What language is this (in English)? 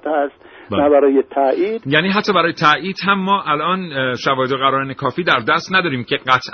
Persian